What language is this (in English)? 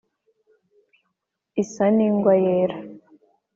Kinyarwanda